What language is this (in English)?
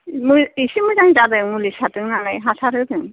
Bodo